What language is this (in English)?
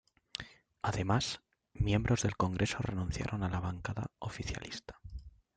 Spanish